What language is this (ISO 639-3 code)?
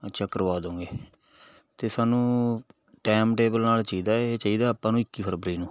pan